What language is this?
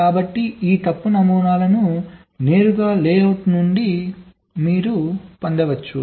Telugu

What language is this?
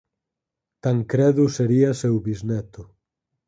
Galician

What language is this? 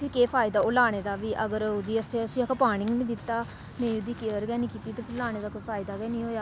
Dogri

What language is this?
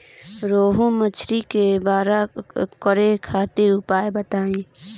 Bhojpuri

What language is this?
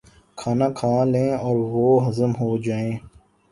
Urdu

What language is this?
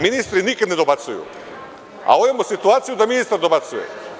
Serbian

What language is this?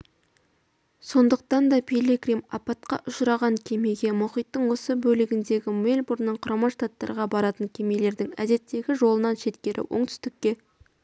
Kazakh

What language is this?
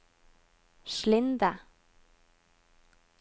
Norwegian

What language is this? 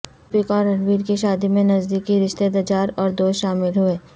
Urdu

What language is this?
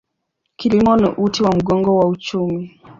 Swahili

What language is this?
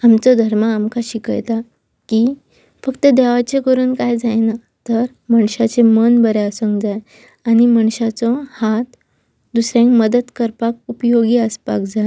Konkani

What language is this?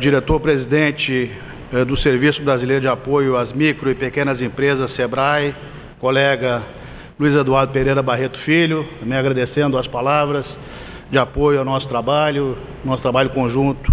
Portuguese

